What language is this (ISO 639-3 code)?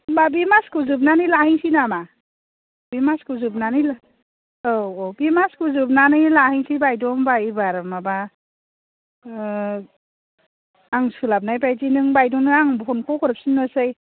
brx